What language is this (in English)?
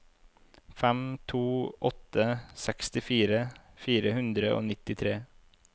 Norwegian